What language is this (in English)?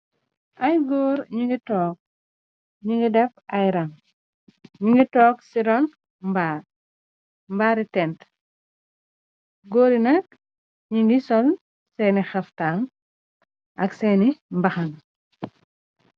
Wolof